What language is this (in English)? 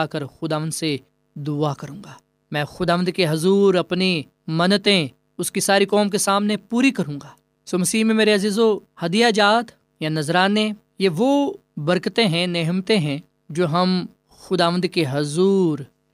Urdu